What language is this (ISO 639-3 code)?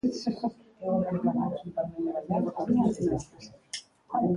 eus